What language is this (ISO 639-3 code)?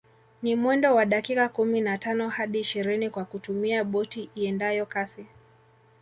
swa